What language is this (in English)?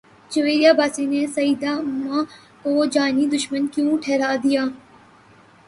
Urdu